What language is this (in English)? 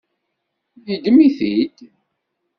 Kabyle